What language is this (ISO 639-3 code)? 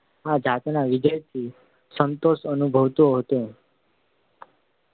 guj